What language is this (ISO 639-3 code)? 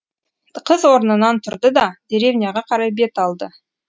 kaz